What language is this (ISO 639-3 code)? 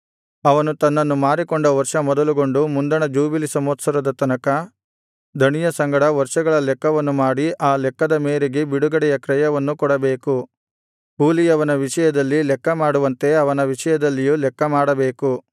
kan